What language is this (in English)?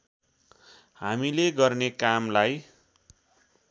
Nepali